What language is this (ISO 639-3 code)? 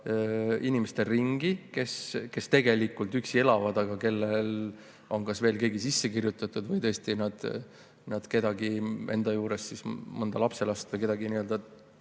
est